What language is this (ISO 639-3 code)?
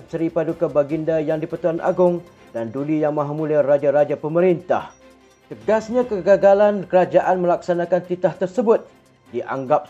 msa